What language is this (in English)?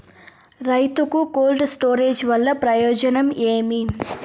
Telugu